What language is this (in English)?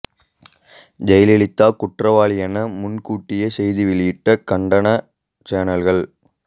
Tamil